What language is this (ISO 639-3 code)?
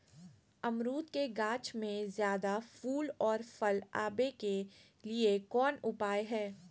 mag